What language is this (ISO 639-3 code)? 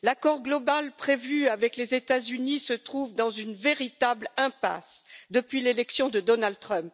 fra